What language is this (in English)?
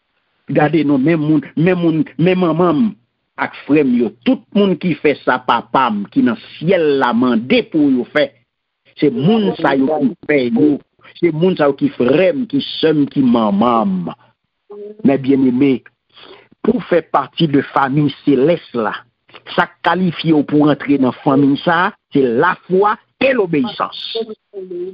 French